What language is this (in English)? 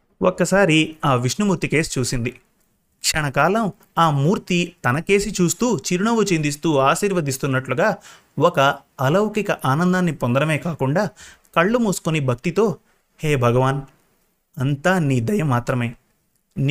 Telugu